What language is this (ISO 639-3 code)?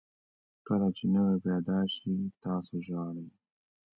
pus